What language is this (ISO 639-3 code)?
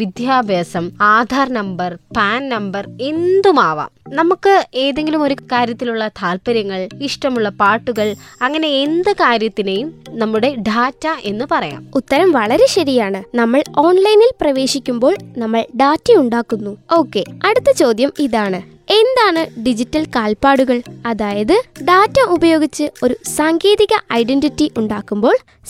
mal